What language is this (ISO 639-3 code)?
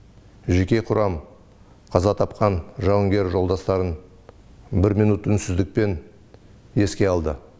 kaz